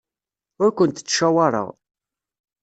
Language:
Kabyle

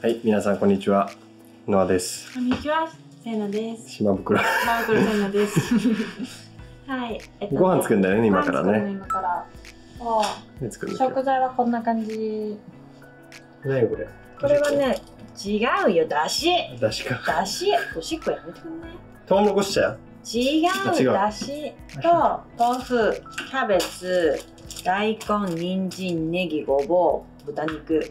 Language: Japanese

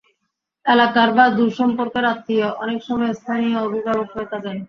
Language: Bangla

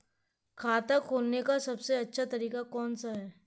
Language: Hindi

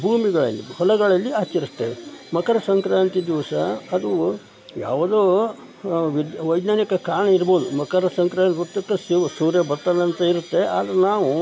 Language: Kannada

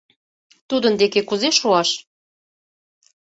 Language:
Mari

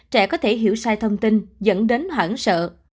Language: Vietnamese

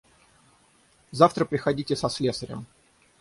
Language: Russian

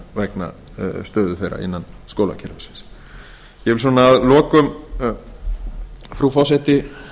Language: Icelandic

